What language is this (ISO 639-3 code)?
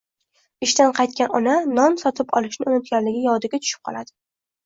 uzb